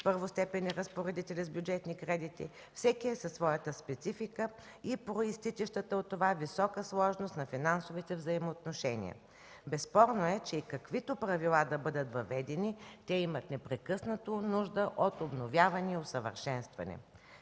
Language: Bulgarian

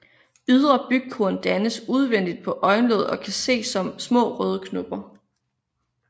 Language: Danish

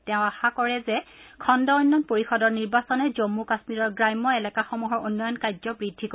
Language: Assamese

